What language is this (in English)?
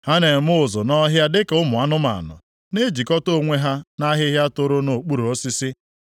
Igbo